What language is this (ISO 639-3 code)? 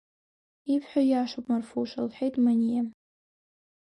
abk